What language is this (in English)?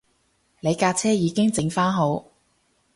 Cantonese